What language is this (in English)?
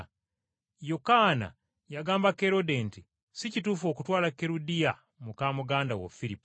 Ganda